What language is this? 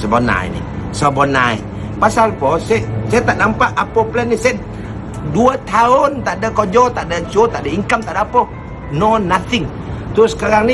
Malay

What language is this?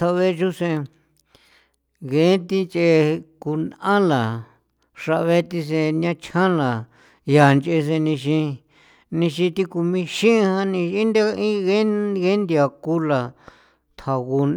San Felipe Otlaltepec Popoloca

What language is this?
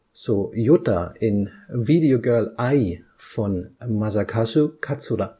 German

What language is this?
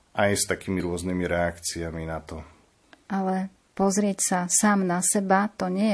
Slovak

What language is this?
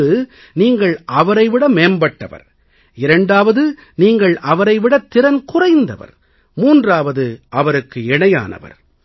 Tamil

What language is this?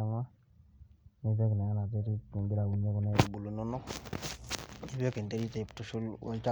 Masai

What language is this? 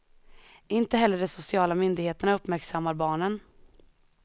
Swedish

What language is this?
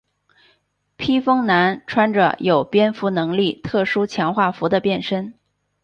Chinese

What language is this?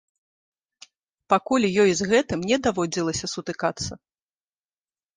Belarusian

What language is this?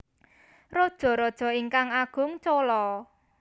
Javanese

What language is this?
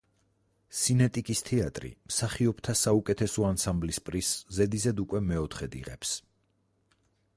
Georgian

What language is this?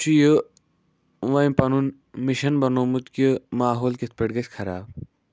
Kashmiri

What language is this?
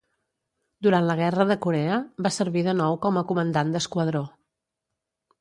Catalan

